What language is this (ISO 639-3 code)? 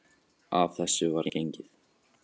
isl